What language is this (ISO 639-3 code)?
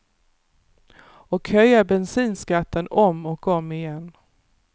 swe